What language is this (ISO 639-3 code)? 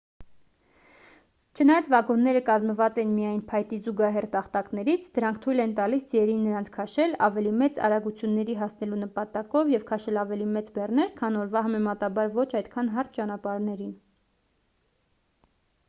hye